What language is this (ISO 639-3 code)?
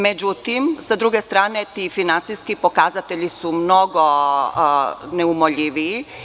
srp